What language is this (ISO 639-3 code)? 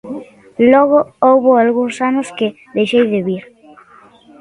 glg